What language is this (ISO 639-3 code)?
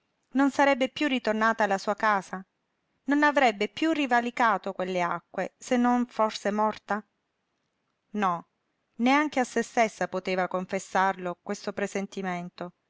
ita